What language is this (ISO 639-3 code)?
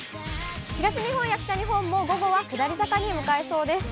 jpn